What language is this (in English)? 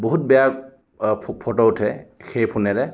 Assamese